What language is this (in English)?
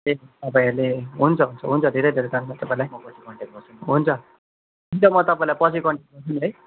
Nepali